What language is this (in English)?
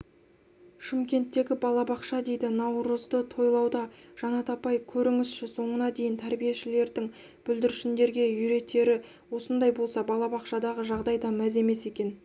Kazakh